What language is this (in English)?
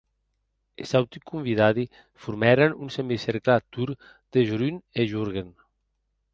Occitan